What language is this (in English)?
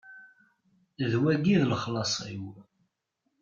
Kabyle